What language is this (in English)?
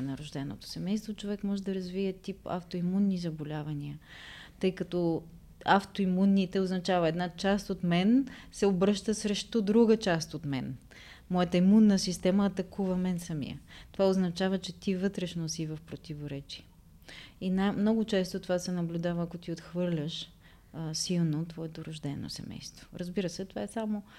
Bulgarian